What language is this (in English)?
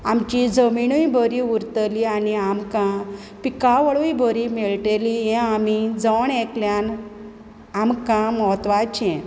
Konkani